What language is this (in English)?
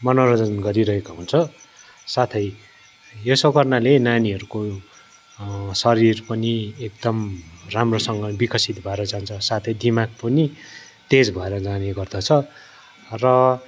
Nepali